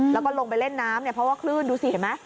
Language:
Thai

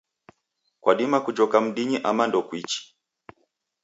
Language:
Taita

